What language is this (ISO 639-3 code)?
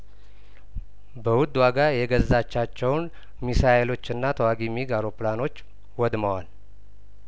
amh